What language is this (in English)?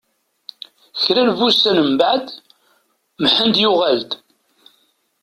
Kabyle